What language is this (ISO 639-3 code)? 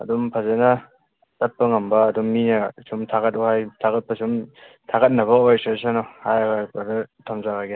mni